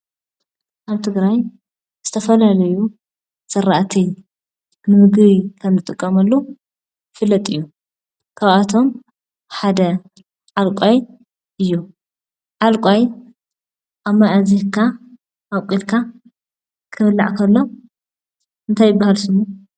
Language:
Tigrinya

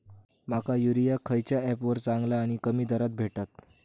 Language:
Marathi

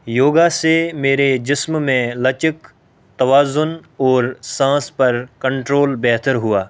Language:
Urdu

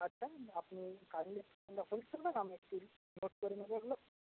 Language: Bangla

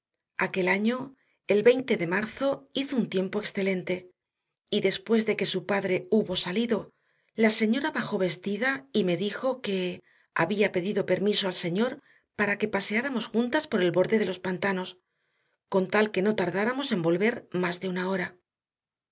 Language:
Spanish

